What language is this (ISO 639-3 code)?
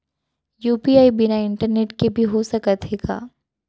hne